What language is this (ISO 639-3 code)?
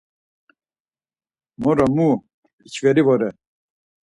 lzz